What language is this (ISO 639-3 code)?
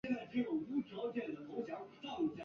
zho